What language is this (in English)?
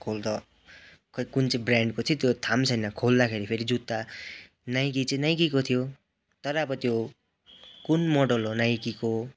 Nepali